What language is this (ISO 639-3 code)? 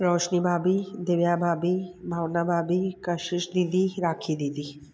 snd